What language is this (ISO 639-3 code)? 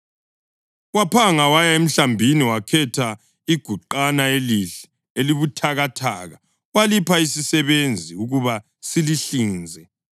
nde